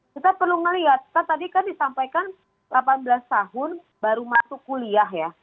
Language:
Indonesian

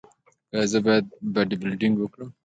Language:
Pashto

